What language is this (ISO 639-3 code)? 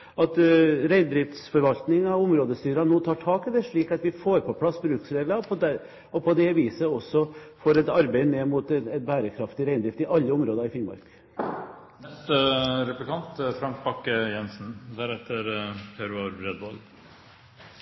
nob